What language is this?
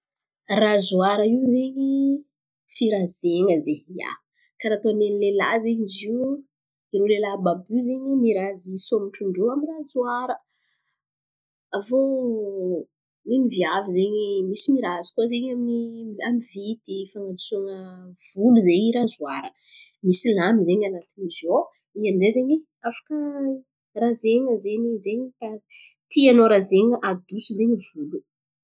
Antankarana Malagasy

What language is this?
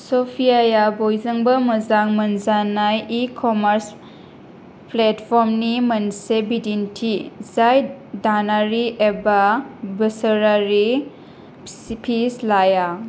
Bodo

